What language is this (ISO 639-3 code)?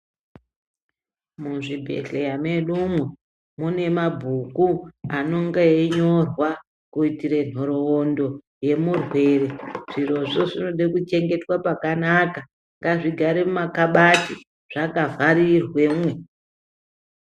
ndc